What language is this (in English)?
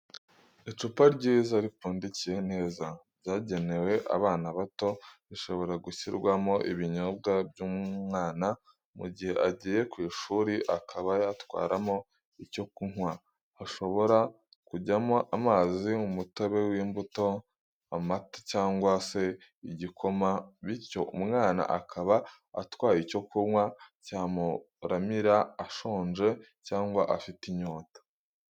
Kinyarwanda